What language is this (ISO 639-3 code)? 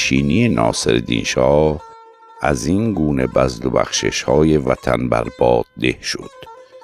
fas